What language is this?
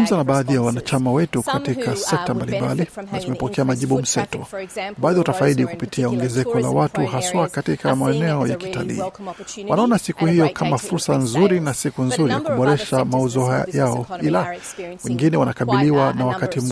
Swahili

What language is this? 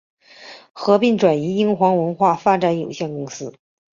Chinese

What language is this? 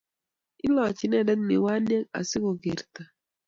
Kalenjin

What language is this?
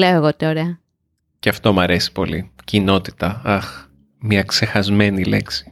Greek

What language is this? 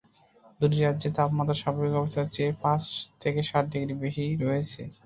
Bangla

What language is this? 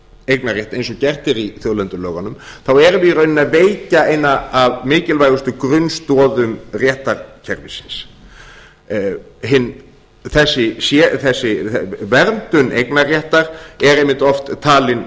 Icelandic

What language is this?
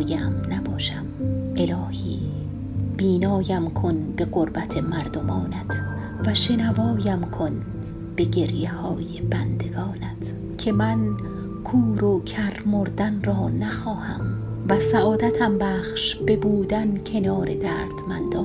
Persian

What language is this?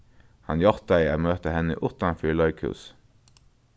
Faroese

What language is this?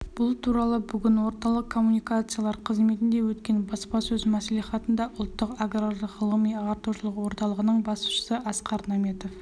Kazakh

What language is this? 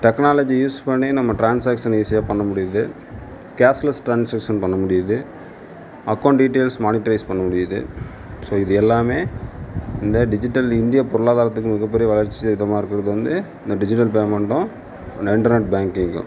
Tamil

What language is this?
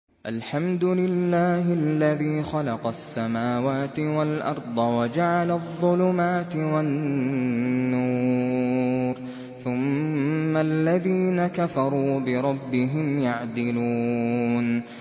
Arabic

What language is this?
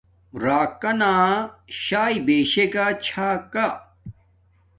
Domaaki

